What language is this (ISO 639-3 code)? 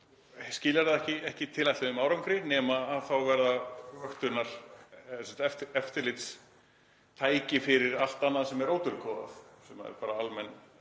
isl